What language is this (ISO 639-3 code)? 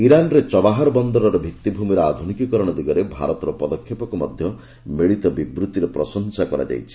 ori